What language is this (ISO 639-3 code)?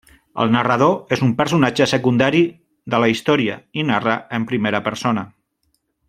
cat